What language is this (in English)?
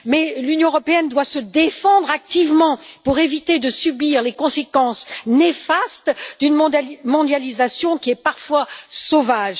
French